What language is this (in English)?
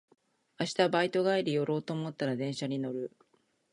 Japanese